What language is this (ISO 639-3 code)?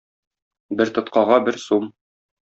tat